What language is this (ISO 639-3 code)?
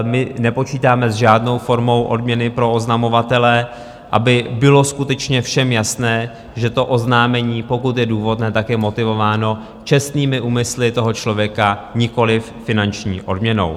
ces